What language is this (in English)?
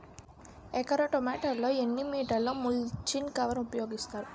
Telugu